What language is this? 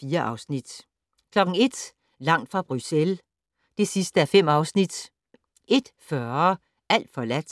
Danish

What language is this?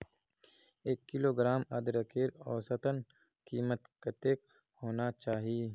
Magahi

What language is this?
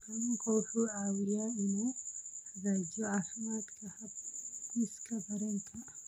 Somali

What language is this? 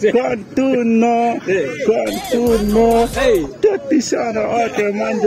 Italian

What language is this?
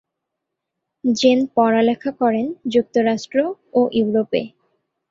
Bangla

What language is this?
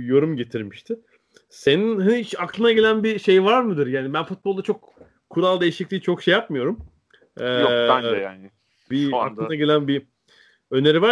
Turkish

